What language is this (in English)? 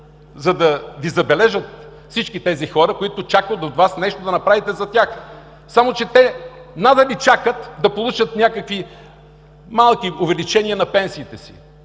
Bulgarian